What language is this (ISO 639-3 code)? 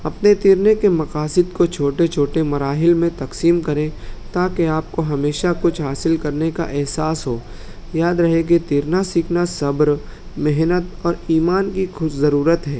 urd